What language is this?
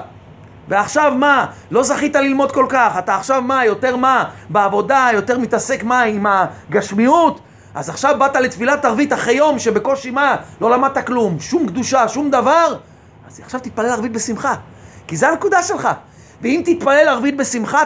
Hebrew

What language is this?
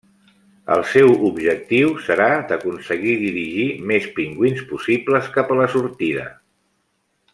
Catalan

